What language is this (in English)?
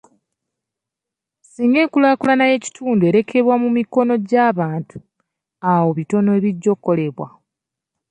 Ganda